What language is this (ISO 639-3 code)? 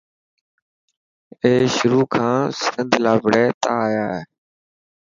mki